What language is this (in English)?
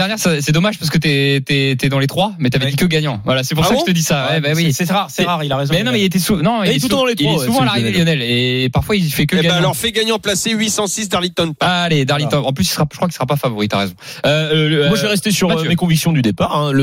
French